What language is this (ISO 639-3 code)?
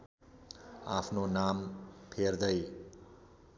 nep